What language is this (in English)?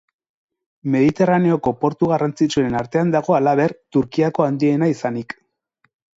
Basque